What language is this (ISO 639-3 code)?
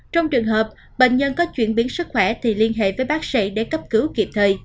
vie